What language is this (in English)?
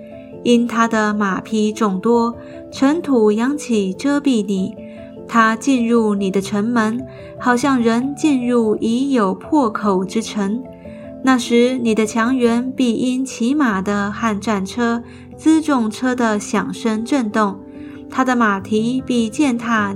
Chinese